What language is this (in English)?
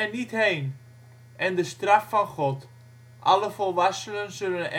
Dutch